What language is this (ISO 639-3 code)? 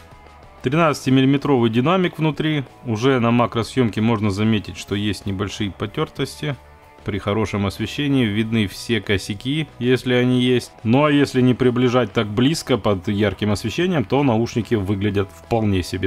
rus